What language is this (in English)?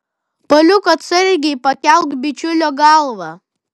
Lithuanian